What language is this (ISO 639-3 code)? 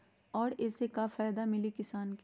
mag